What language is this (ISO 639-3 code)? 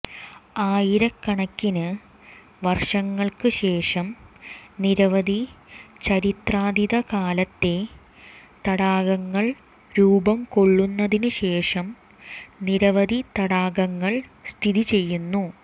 mal